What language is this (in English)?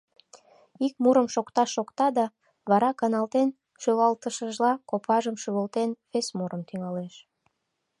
Mari